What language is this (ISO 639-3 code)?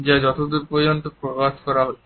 ben